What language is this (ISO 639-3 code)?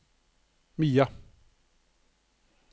nor